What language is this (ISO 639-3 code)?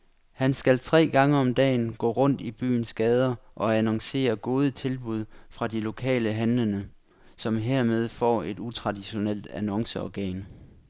dan